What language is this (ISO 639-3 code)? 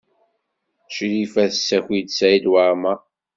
kab